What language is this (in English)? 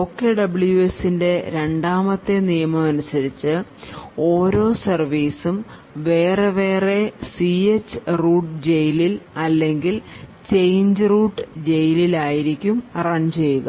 Malayalam